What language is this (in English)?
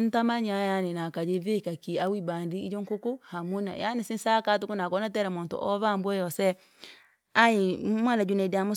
Langi